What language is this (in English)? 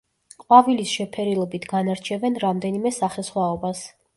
Georgian